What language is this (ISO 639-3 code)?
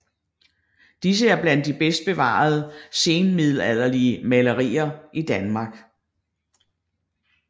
dan